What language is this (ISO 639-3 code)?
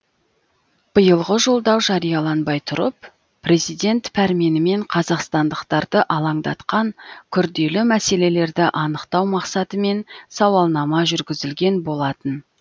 kaz